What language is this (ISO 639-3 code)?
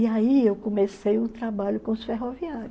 por